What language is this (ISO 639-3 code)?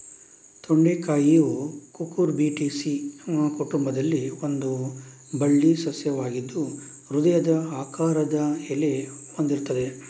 kan